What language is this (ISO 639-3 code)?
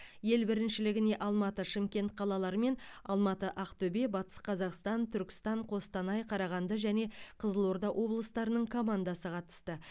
kaz